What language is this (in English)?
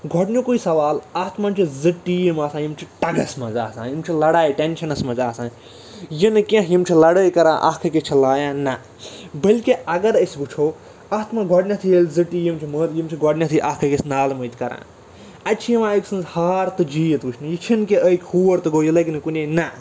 Kashmiri